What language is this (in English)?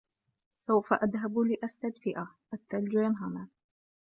Arabic